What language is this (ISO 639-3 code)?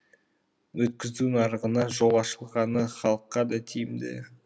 kaz